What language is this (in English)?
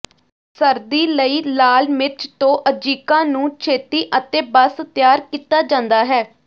Punjabi